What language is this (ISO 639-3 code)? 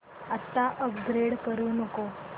mar